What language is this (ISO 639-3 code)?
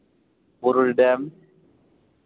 sat